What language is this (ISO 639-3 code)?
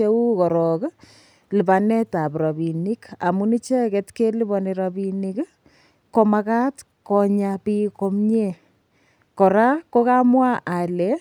kln